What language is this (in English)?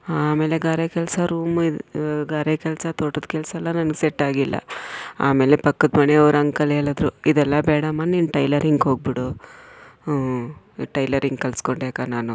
Kannada